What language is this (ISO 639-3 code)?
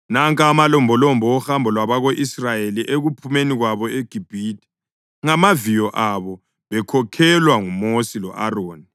nde